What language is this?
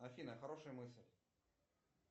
Russian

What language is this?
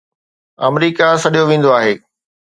Sindhi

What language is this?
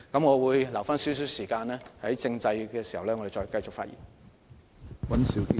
Cantonese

